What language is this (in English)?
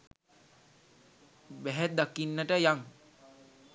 Sinhala